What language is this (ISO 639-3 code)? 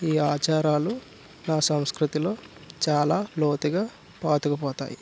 tel